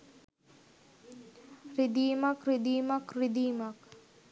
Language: Sinhala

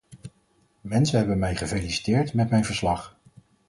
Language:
Dutch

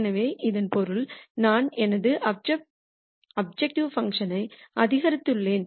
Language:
Tamil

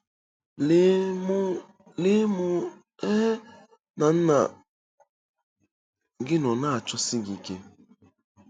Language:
Igbo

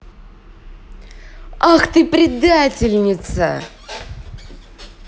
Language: Russian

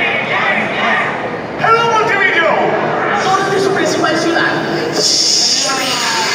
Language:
Spanish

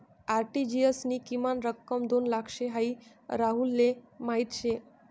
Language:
Marathi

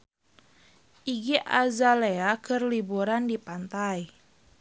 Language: Sundanese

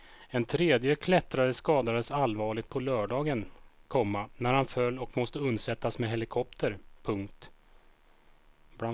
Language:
Swedish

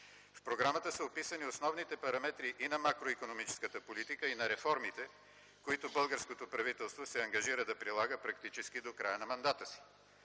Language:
Bulgarian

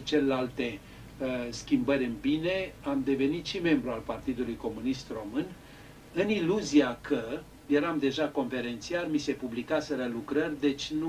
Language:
Romanian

